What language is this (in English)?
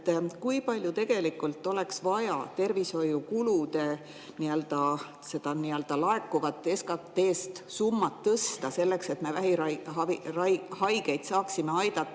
Estonian